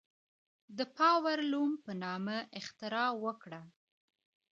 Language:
Pashto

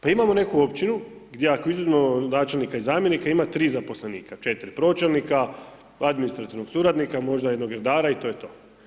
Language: Croatian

